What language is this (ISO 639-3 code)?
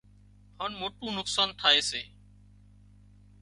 kxp